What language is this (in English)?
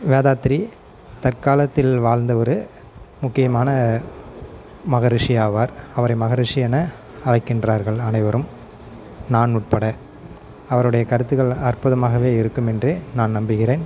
Tamil